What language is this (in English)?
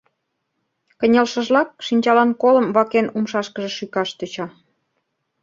Mari